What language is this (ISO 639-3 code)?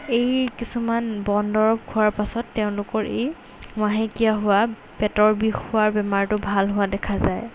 asm